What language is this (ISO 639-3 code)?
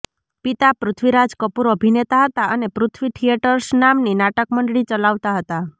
guj